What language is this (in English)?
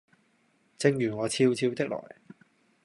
Cantonese